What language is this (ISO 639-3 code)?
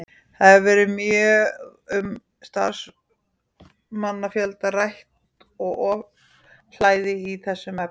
isl